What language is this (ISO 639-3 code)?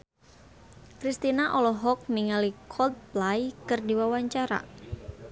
sun